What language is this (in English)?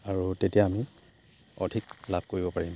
Assamese